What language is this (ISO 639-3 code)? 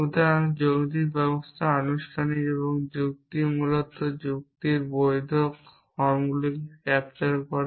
ben